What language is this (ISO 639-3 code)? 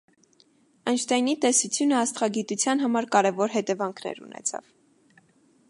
hye